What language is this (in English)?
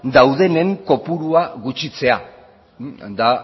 Basque